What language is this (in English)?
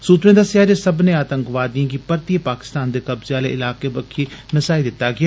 Dogri